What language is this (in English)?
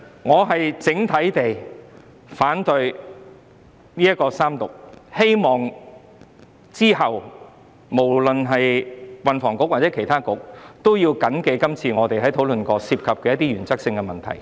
Cantonese